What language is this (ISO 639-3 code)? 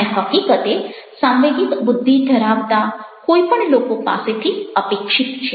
guj